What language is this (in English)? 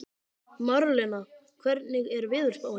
Icelandic